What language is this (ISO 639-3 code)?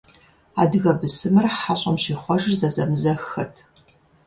kbd